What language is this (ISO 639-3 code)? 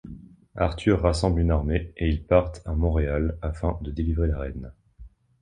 fra